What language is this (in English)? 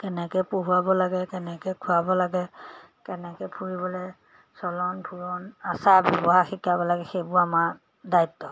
Assamese